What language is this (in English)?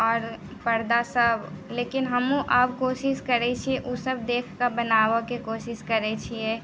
Maithili